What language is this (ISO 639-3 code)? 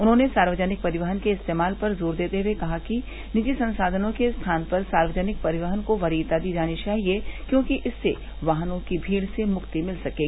hin